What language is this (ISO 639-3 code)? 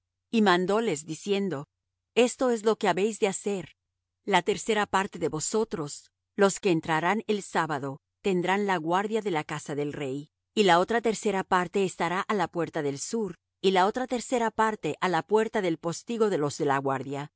spa